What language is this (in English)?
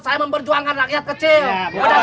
Indonesian